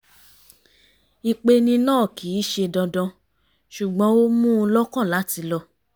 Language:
Yoruba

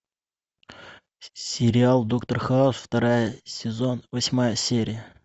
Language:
Russian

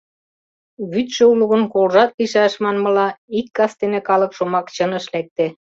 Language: Mari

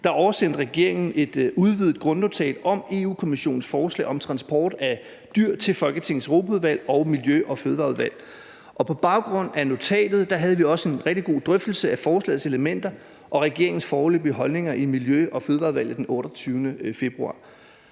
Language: Danish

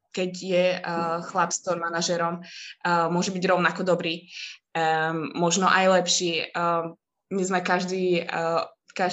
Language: Czech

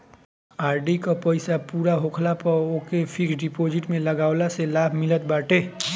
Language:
Bhojpuri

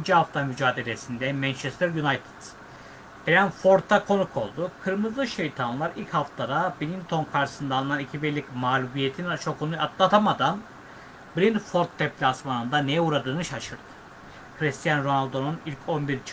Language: Turkish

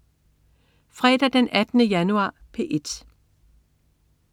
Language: Danish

